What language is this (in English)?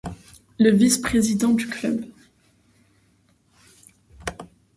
French